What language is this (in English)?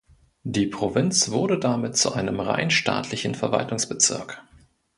German